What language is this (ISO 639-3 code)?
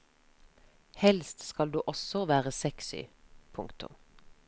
nor